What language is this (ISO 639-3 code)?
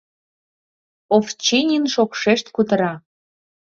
chm